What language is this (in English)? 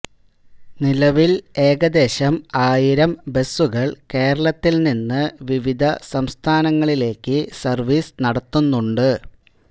Malayalam